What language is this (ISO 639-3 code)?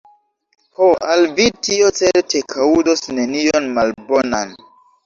epo